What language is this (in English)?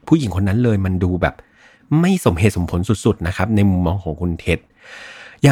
Thai